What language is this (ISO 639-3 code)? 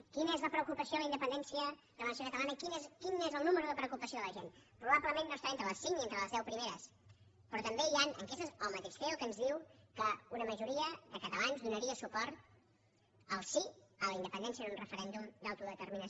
cat